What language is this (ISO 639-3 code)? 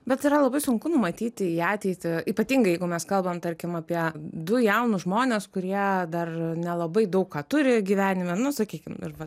lit